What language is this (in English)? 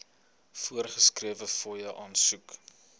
Afrikaans